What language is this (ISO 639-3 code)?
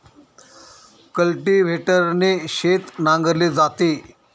mar